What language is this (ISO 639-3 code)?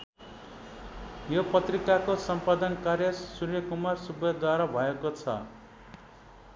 nep